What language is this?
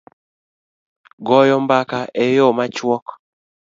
Luo (Kenya and Tanzania)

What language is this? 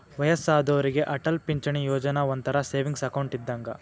Kannada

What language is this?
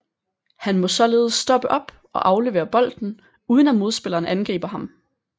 Danish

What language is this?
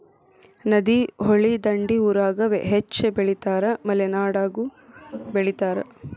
Kannada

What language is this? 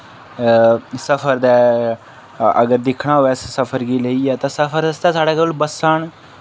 Dogri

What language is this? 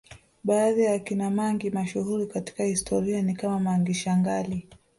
Swahili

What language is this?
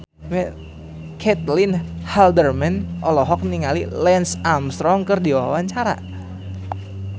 Sundanese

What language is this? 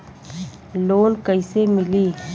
Bhojpuri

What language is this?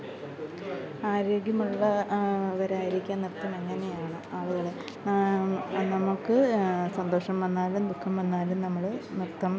Malayalam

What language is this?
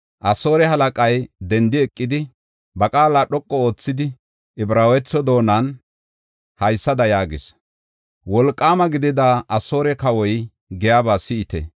Gofa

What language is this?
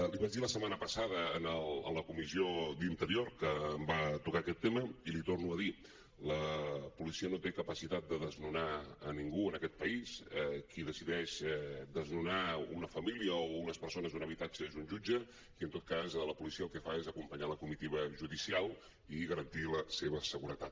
Catalan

